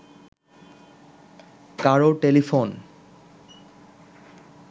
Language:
Bangla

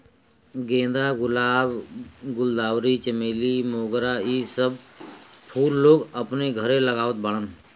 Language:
Bhojpuri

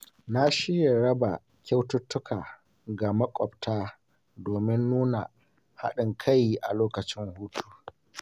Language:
Hausa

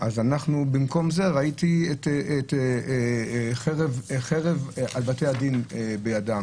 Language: Hebrew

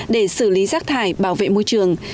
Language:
Vietnamese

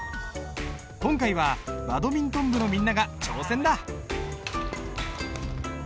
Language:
Japanese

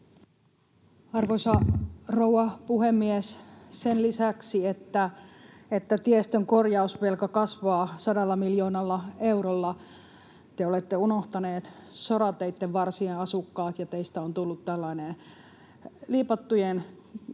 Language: Finnish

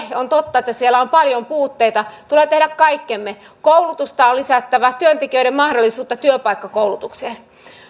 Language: Finnish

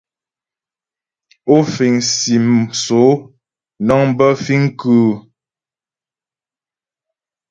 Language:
Ghomala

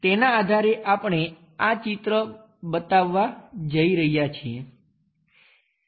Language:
Gujarati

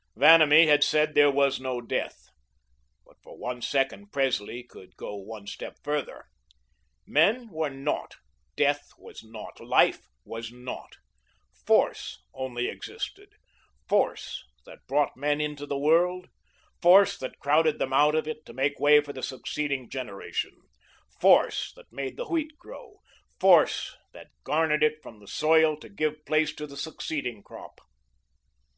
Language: English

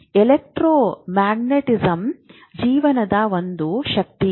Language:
Kannada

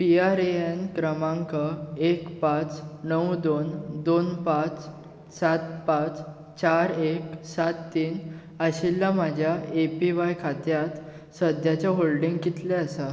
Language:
Konkani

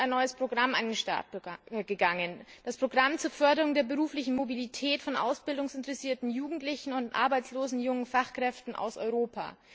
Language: German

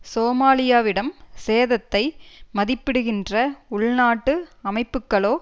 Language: Tamil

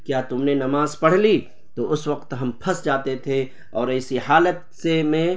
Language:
Urdu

